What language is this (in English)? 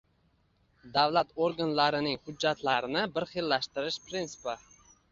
Uzbek